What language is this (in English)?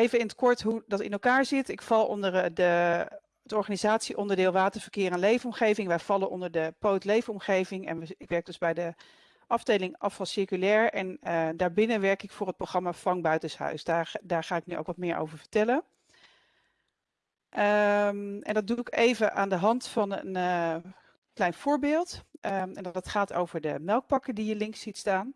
Dutch